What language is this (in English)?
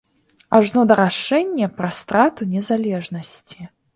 Belarusian